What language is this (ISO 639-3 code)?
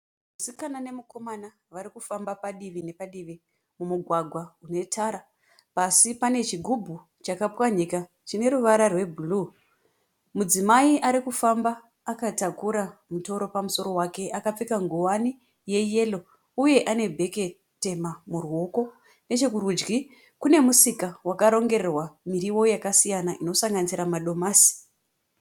sna